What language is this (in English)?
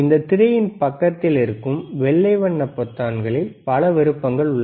Tamil